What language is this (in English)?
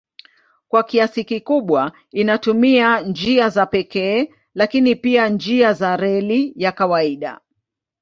Swahili